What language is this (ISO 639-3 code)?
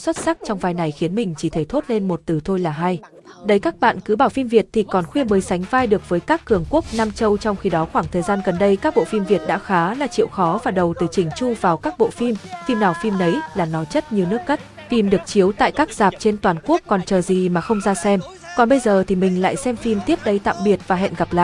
vie